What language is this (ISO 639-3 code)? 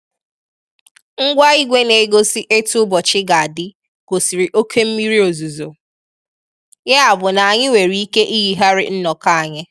ibo